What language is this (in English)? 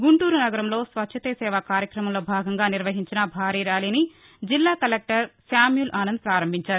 Telugu